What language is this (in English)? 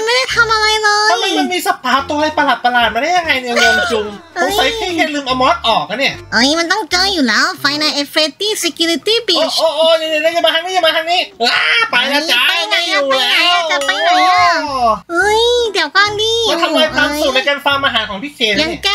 Thai